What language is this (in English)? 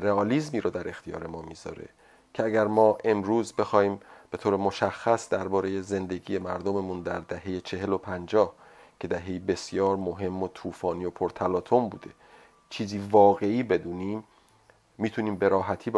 Persian